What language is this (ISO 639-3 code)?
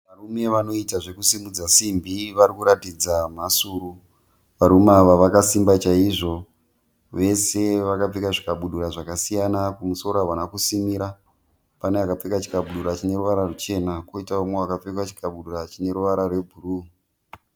sna